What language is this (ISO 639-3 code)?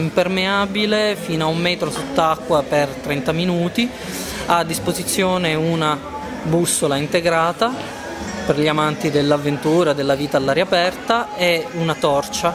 ita